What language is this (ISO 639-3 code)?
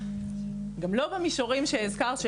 heb